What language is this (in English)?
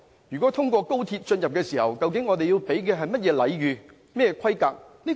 Cantonese